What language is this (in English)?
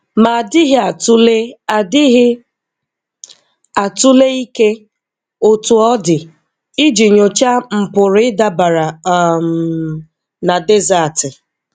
Igbo